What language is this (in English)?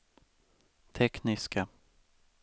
Swedish